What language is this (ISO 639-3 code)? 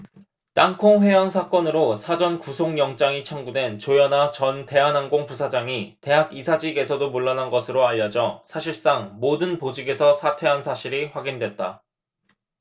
kor